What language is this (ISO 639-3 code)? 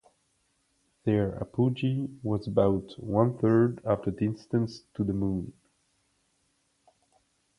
eng